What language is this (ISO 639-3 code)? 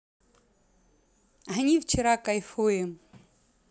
rus